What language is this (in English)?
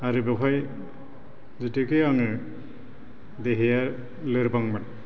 Bodo